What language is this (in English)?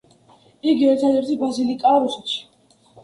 Georgian